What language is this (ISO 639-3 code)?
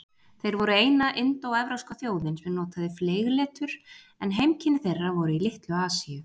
isl